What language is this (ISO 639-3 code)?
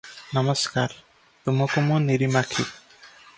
ori